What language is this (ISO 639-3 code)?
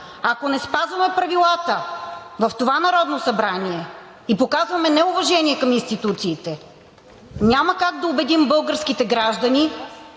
bul